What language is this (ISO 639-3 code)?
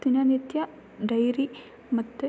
kan